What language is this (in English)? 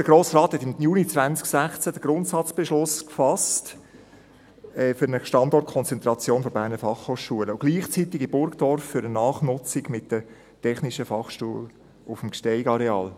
Swiss German